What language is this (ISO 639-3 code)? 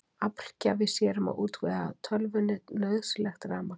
isl